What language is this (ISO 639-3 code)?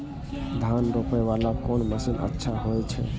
mai